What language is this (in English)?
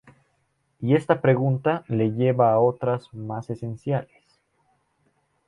Spanish